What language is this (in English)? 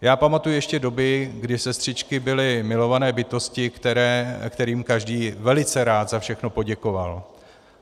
Czech